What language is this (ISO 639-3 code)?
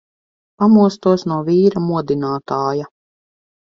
lav